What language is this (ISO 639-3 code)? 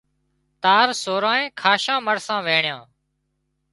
kxp